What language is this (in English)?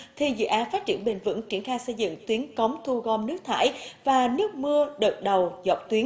Vietnamese